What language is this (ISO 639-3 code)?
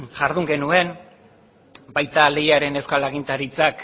eus